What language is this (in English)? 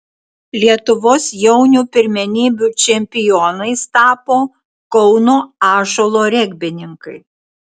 Lithuanian